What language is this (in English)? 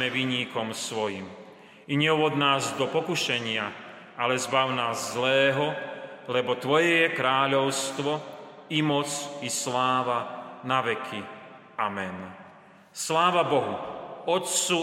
Slovak